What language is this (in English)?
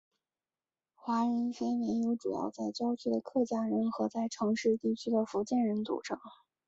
Chinese